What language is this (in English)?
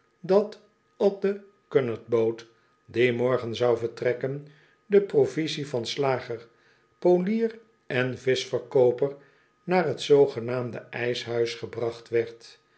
Dutch